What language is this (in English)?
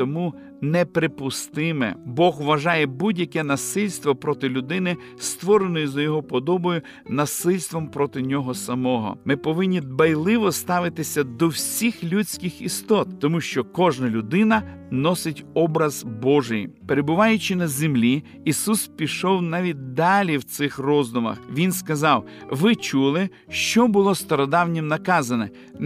Ukrainian